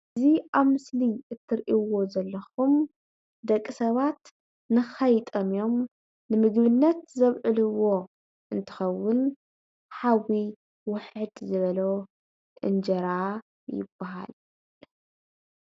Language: Tigrinya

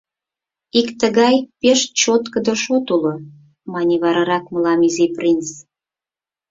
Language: Mari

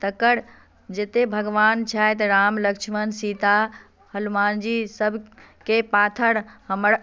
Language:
Maithili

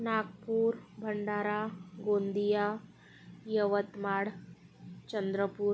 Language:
Marathi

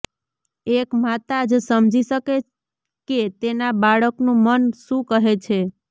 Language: Gujarati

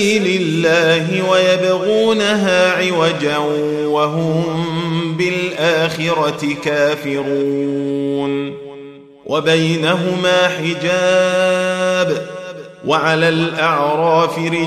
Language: Arabic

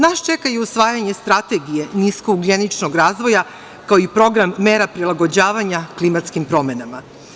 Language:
Serbian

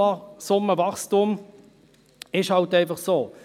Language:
Swiss German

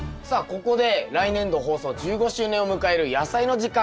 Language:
Japanese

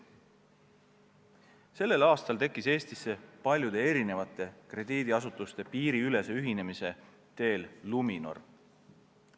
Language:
Estonian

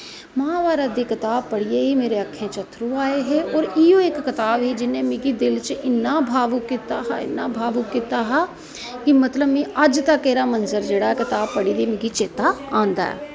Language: Dogri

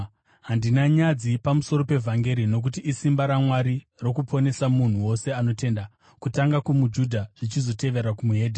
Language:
Shona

